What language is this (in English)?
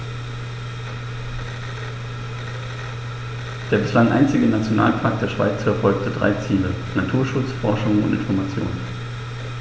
German